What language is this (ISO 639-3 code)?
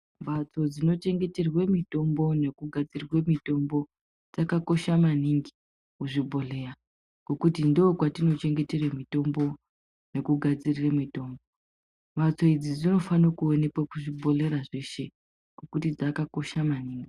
ndc